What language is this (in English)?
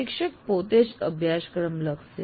Gujarati